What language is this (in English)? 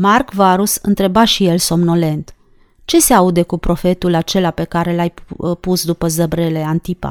Romanian